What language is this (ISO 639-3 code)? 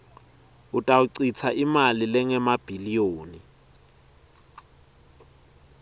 ssw